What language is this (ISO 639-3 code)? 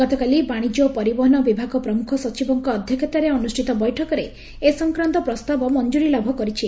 ori